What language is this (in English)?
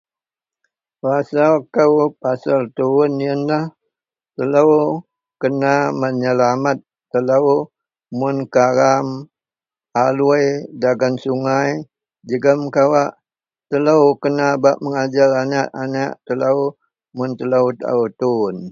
Central Melanau